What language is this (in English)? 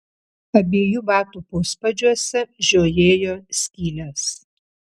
Lithuanian